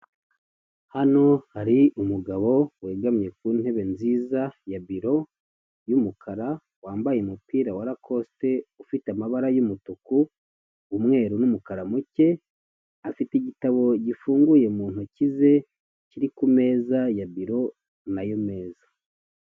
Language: Kinyarwanda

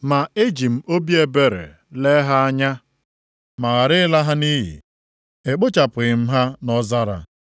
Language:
Igbo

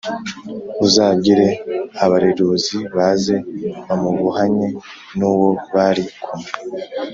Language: Kinyarwanda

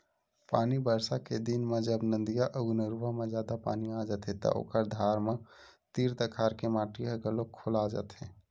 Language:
Chhattisgarhi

